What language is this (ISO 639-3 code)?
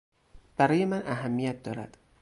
fas